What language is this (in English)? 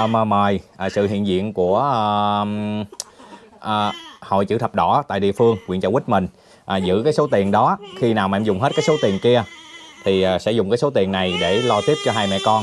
Vietnamese